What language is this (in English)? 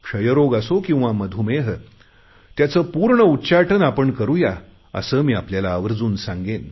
Marathi